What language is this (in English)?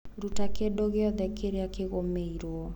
Kikuyu